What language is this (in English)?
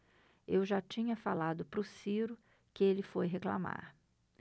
Portuguese